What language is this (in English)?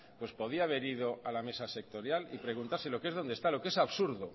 Spanish